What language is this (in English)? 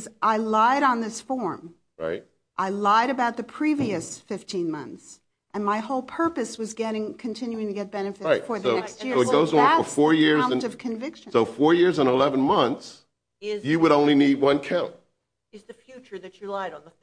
English